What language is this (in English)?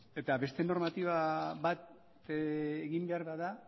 Basque